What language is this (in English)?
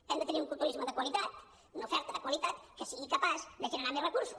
Catalan